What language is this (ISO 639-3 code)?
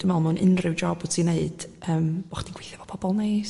cym